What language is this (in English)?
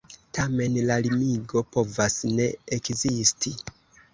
Esperanto